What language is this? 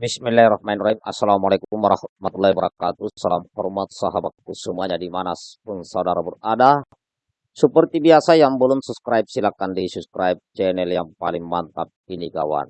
Indonesian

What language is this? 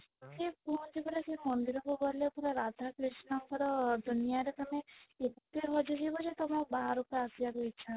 Odia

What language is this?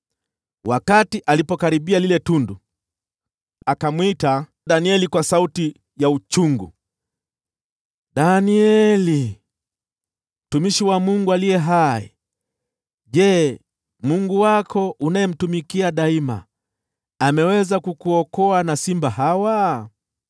Swahili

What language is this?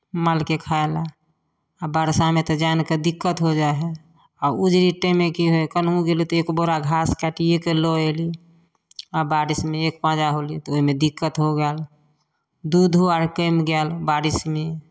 Maithili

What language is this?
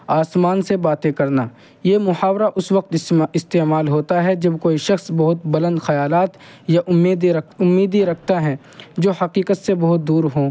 Urdu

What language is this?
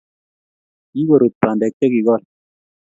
Kalenjin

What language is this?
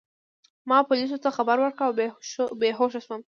Pashto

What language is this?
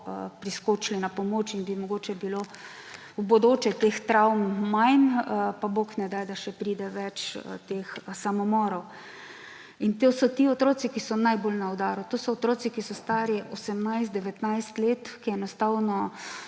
Slovenian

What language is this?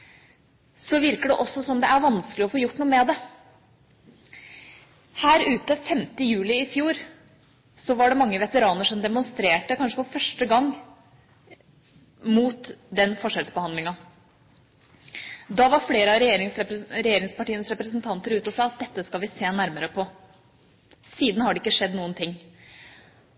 Norwegian Bokmål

